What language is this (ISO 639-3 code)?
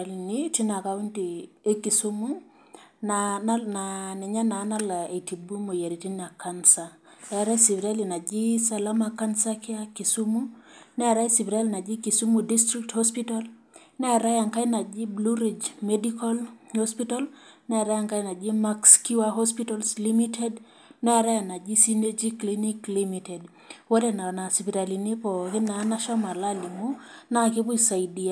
mas